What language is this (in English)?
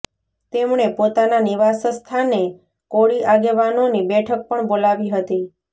Gujarati